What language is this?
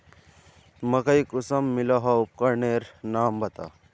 Magahi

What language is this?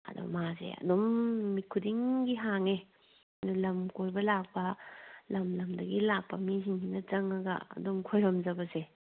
Manipuri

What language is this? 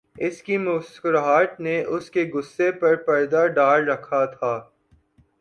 Urdu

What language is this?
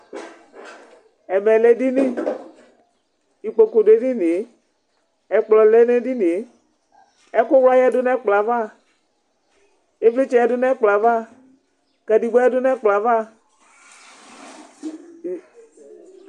Ikposo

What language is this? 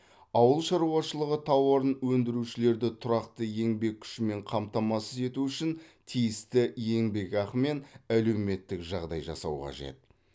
Kazakh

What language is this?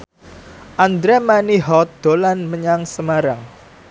Javanese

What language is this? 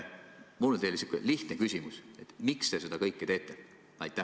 Estonian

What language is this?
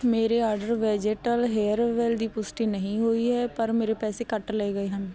Punjabi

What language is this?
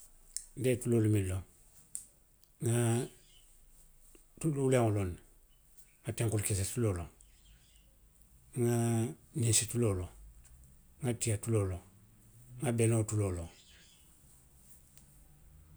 Western Maninkakan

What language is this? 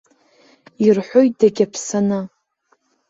Abkhazian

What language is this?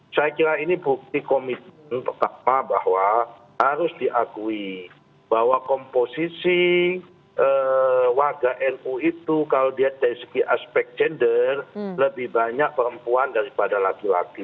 Indonesian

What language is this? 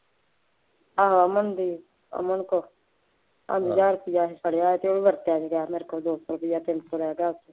Punjabi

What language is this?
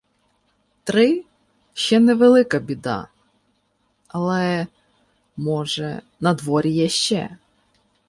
Ukrainian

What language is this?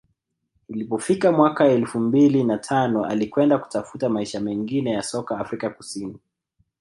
Swahili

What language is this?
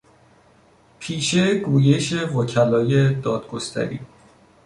Persian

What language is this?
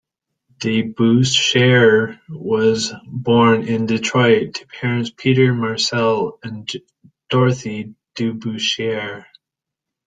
English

